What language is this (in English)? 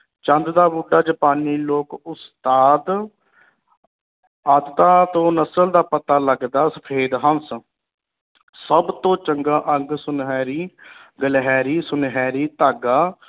Punjabi